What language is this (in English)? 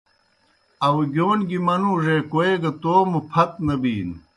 Kohistani Shina